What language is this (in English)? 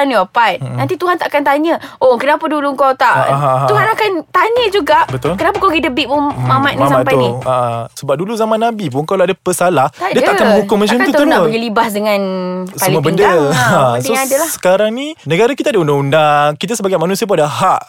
Malay